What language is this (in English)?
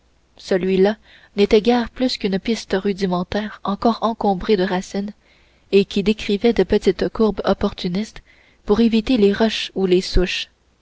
French